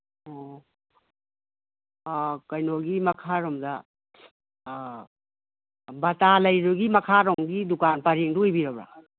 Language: Manipuri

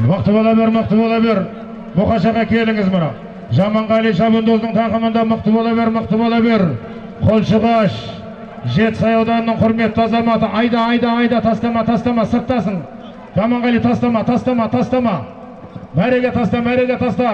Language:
Turkish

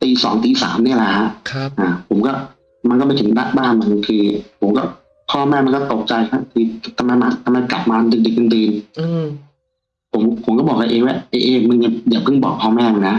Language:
Thai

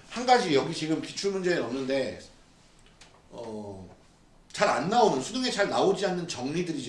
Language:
Korean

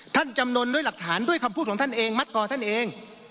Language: Thai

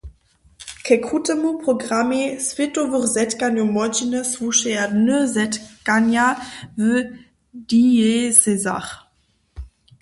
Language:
Upper Sorbian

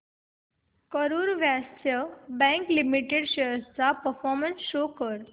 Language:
Marathi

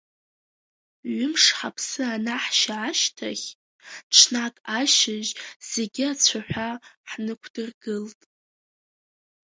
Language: Abkhazian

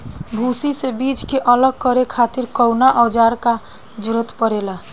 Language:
Bhojpuri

